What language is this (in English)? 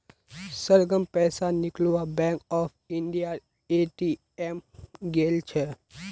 Magahi